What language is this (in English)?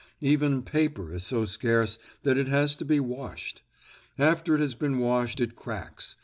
English